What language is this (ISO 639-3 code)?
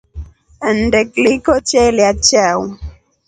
rof